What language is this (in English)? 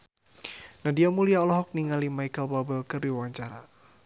Sundanese